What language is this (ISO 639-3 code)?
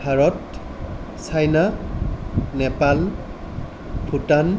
asm